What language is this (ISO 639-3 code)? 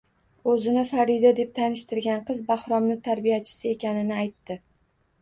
uzb